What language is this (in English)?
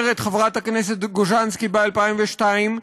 Hebrew